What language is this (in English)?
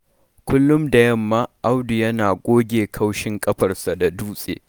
Hausa